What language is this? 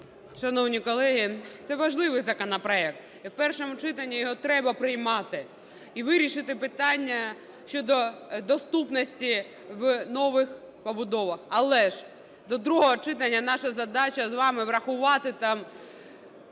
Ukrainian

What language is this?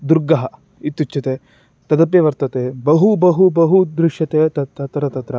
Sanskrit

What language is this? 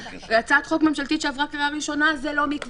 Hebrew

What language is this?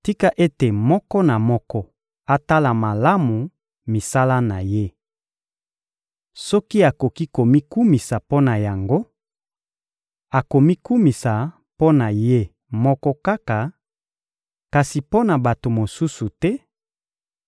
Lingala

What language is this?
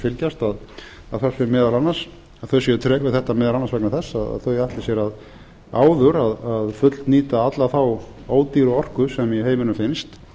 Icelandic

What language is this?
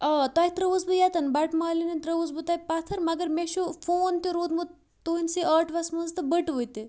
Kashmiri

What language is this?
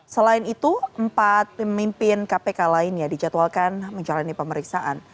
Indonesian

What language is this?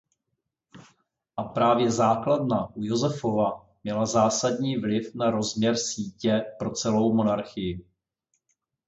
Czech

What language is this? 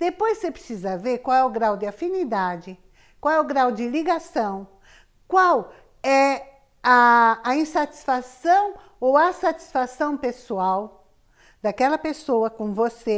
Portuguese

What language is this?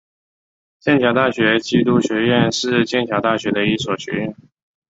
Chinese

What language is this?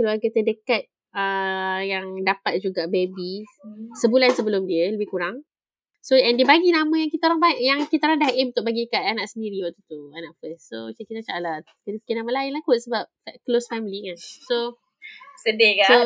Malay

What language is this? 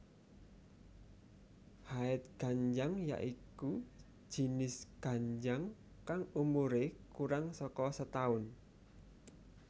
Javanese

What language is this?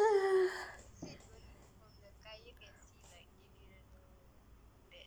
English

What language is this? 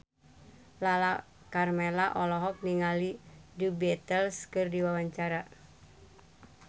Sundanese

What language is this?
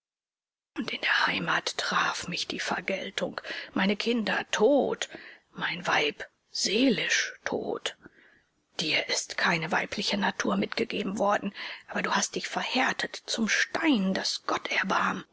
German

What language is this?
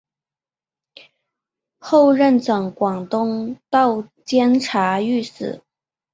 Chinese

